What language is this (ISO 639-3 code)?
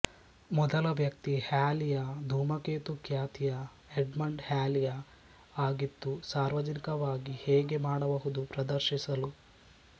kan